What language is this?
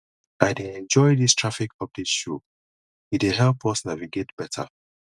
Nigerian Pidgin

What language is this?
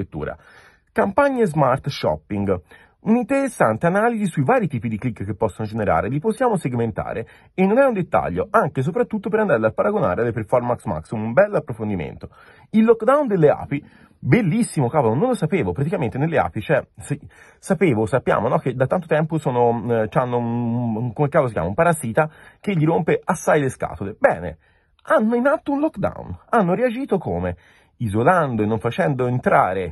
Italian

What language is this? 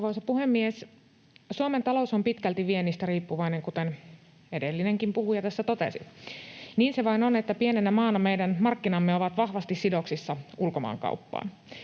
Finnish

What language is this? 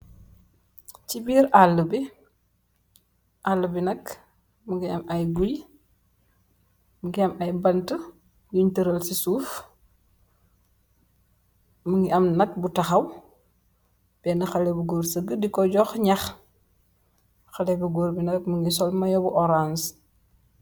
Wolof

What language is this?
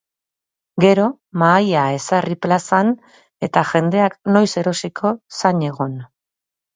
Basque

